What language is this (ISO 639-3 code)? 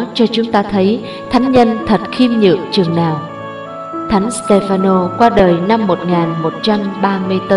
vie